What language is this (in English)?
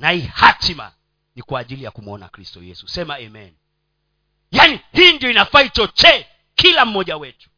Swahili